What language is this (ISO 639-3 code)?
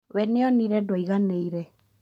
kik